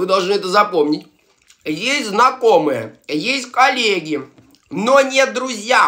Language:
Russian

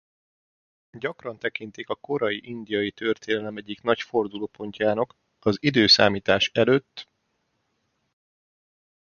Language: Hungarian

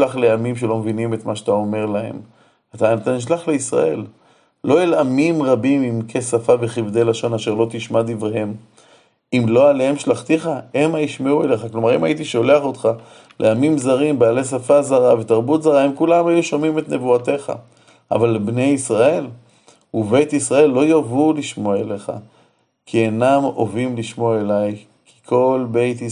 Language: Hebrew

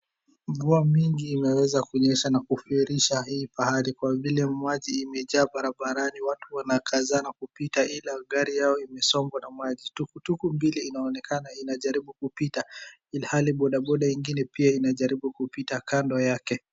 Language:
Swahili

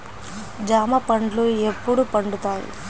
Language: Telugu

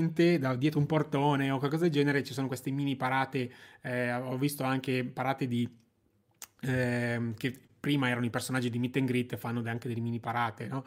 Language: Italian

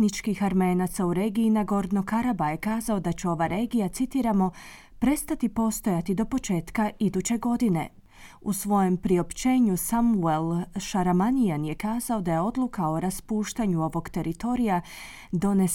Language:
Croatian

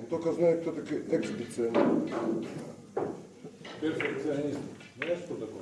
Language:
Russian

